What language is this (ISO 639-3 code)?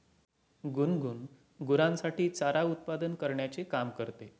mar